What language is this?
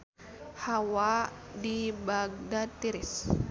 Sundanese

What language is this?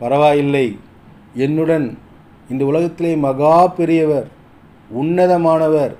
Tamil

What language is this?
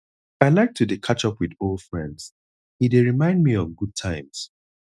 Nigerian Pidgin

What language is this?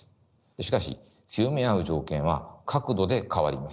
Japanese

